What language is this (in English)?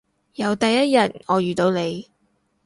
Cantonese